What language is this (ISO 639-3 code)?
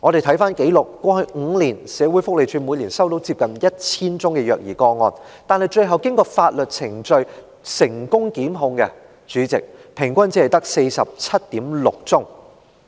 yue